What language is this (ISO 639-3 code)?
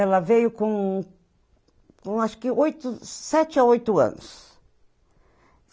por